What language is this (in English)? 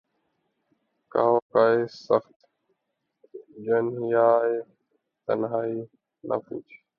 Urdu